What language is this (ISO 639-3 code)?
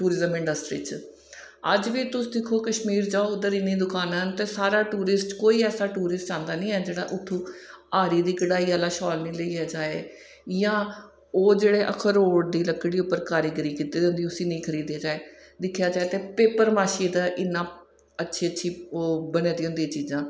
doi